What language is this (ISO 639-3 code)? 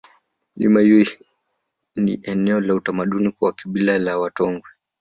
swa